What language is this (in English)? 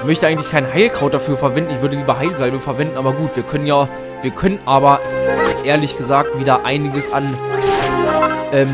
German